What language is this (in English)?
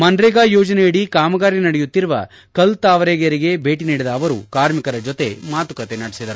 Kannada